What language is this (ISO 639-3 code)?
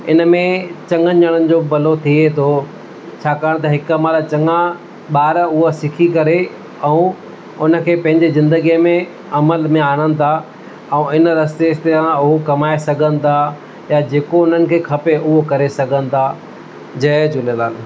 snd